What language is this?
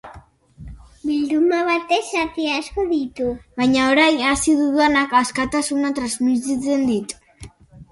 Basque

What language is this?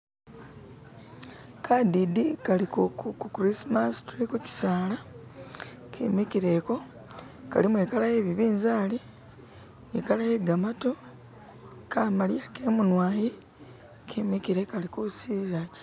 Masaaba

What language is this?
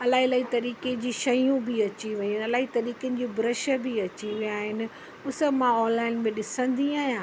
Sindhi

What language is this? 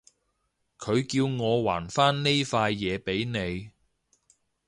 Cantonese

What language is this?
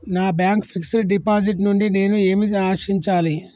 Telugu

